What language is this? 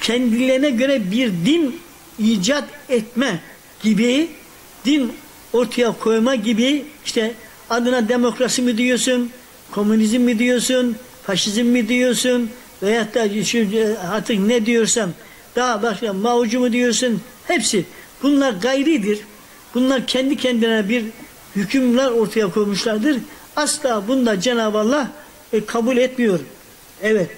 Turkish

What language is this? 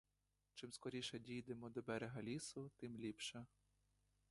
Ukrainian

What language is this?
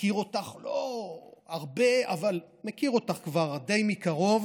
Hebrew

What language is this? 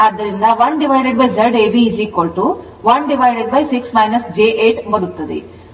Kannada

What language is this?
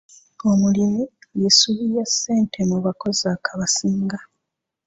Ganda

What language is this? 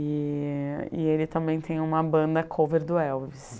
Portuguese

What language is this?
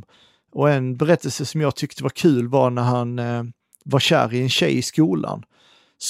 Swedish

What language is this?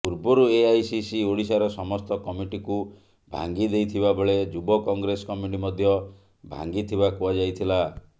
Odia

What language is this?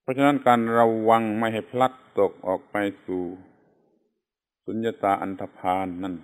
Thai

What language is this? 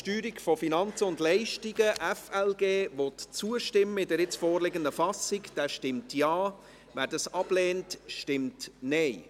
Swiss German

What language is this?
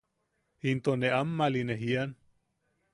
Yaqui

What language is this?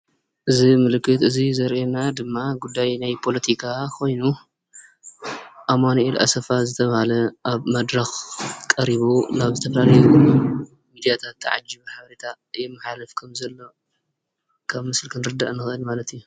Tigrinya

